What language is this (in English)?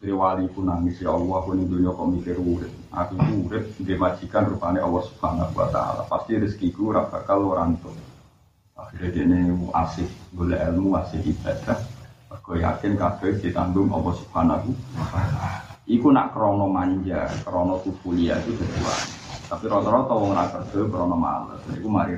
Indonesian